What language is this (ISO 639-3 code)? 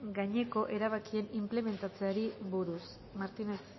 eus